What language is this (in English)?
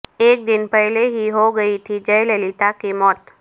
Urdu